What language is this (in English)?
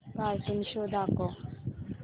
Marathi